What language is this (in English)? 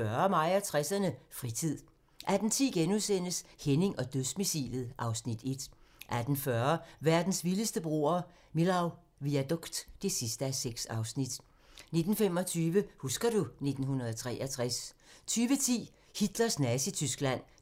Danish